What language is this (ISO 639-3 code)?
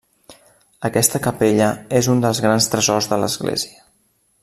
cat